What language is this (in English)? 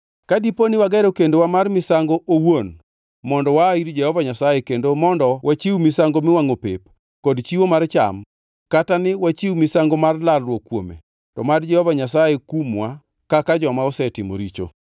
Luo (Kenya and Tanzania)